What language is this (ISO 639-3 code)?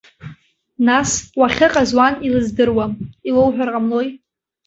abk